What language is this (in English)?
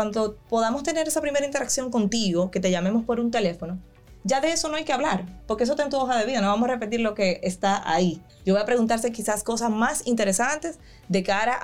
Spanish